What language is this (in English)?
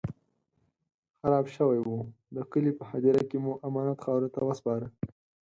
Pashto